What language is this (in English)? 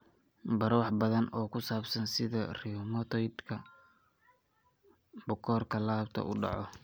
Somali